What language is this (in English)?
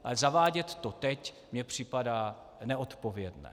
Czech